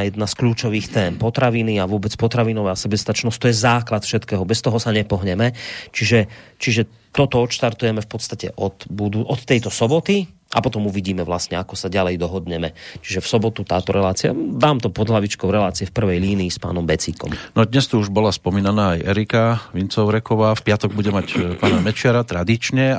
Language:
Slovak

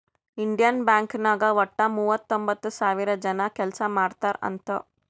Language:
Kannada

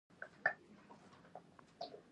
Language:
Pashto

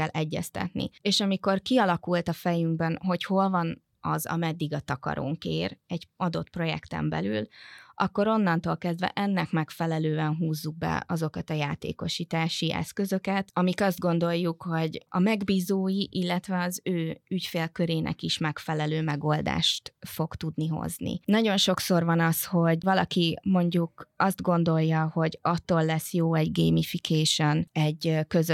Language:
Hungarian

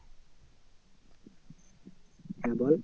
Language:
Bangla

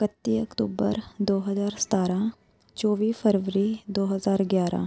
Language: Punjabi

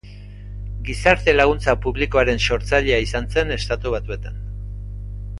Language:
Basque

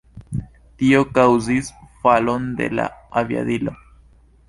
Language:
Esperanto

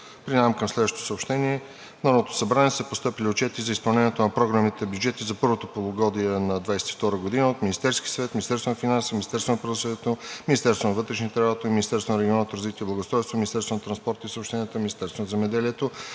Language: Bulgarian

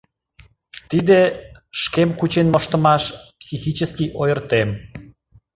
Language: Mari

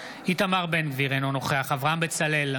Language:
Hebrew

